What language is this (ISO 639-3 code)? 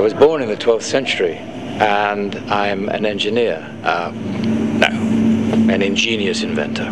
nld